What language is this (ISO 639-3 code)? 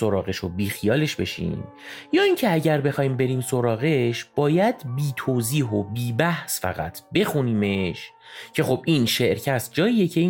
fas